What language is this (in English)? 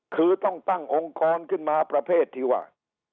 Thai